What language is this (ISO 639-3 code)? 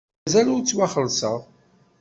kab